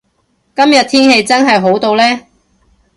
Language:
Cantonese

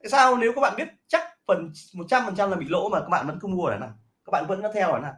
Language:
Vietnamese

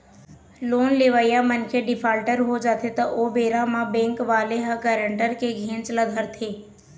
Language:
Chhattisgarhi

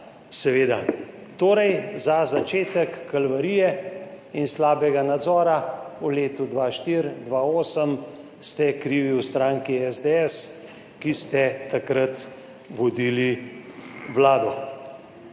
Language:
Slovenian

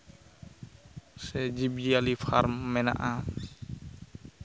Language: Santali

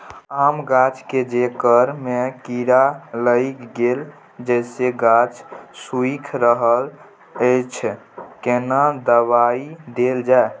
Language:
Maithili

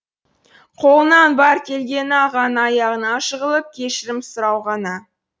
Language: Kazakh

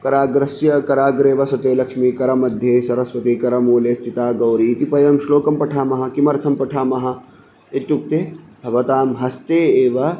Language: Sanskrit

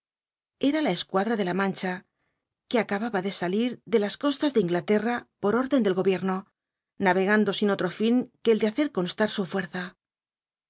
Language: Spanish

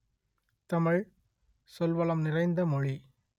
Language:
Tamil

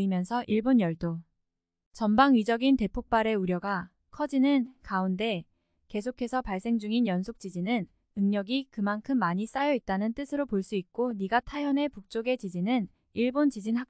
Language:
Korean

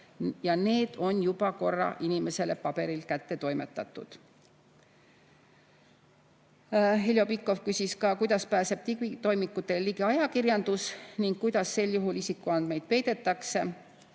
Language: Estonian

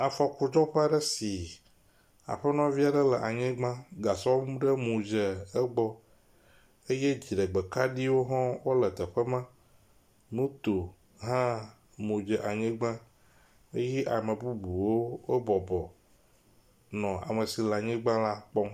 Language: Ewe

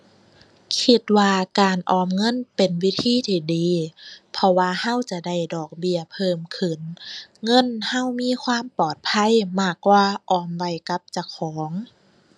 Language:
Thai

